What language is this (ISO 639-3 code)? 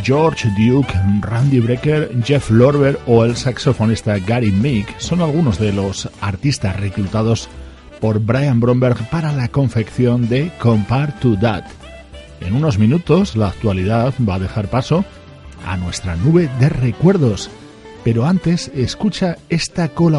spa